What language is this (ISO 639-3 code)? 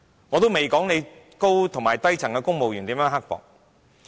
yue